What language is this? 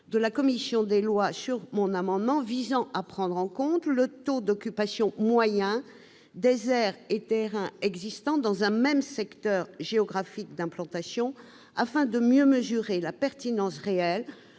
French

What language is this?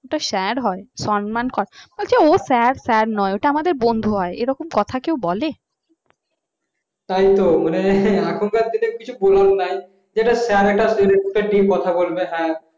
Bangla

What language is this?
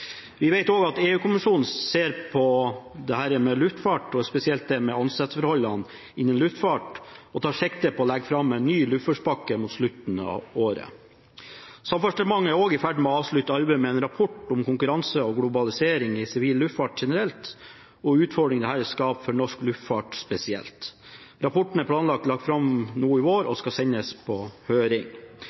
Norwegian Bokmål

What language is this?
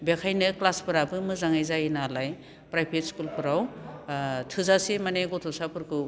Bodo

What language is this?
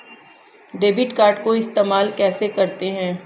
Hindi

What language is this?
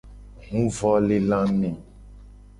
Gen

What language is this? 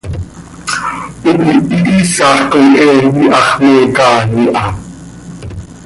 Seri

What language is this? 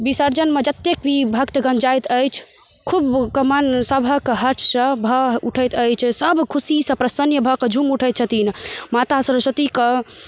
Maithili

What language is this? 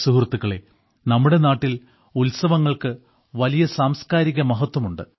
Malayalam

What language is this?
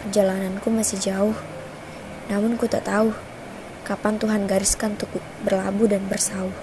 Indonesian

